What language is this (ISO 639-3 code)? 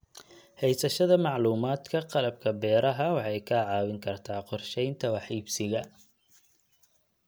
som